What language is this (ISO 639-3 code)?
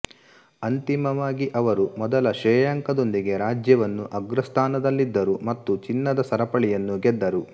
kan